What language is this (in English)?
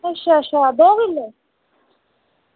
Dogri